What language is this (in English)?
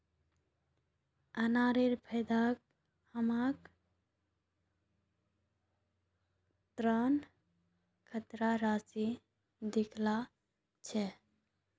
Magahi